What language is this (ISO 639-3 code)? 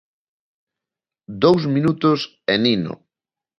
glg